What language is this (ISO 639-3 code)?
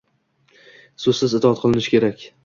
uzb